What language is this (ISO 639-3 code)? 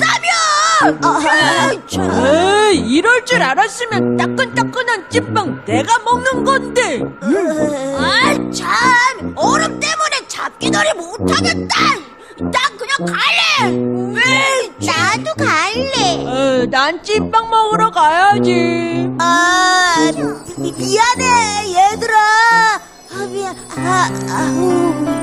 kor